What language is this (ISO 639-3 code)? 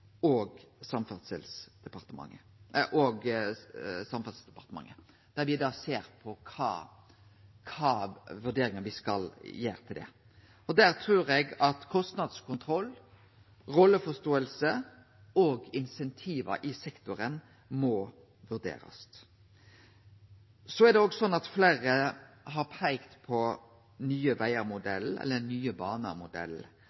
nno